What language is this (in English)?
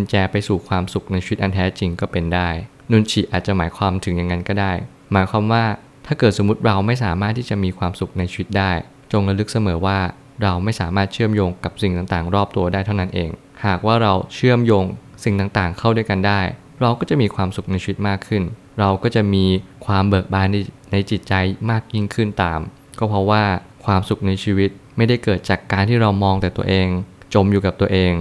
Thai